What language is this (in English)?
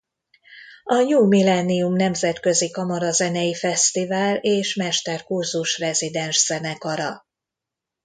Hungarian